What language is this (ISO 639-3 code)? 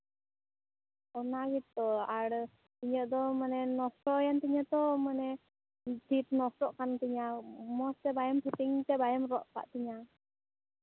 sat